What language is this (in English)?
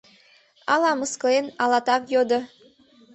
Mari